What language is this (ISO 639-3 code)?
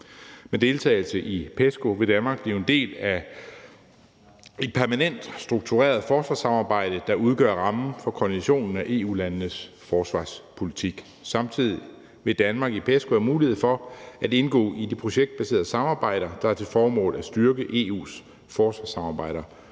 dan